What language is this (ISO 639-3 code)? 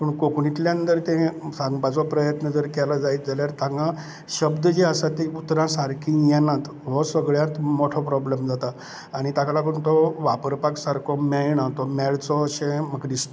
kok